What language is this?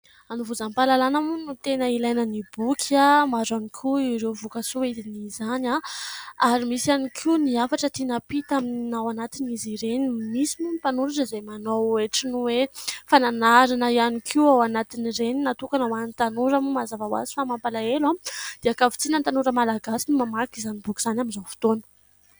Malagasy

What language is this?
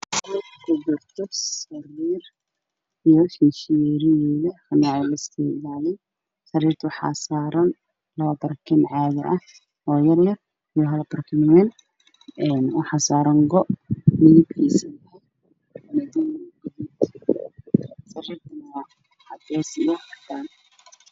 Somali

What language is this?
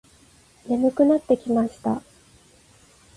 Japanese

